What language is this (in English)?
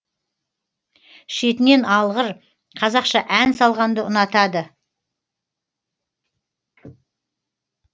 Kazakh